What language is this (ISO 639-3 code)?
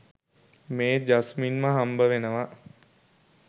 sin